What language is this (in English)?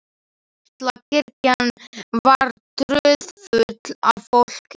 Icelandic